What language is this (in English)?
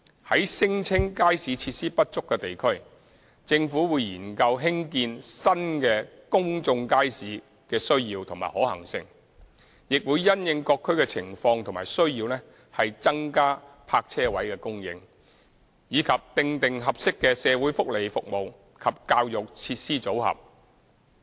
Cantonese